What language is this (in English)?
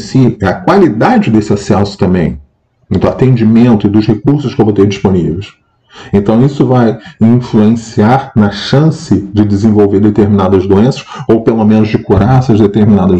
Portuguese